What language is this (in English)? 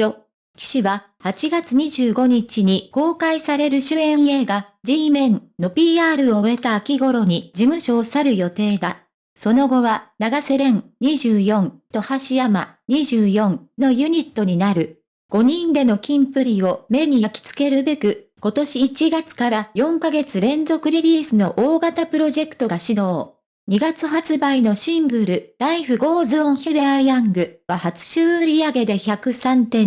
Japanese